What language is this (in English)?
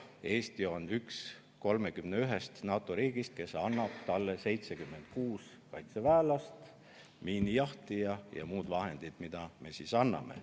Estonian